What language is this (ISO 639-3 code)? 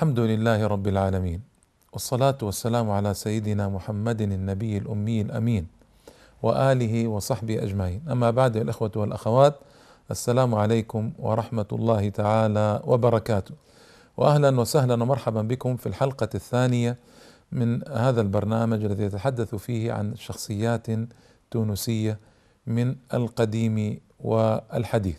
ara